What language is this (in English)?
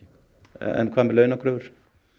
Icelandic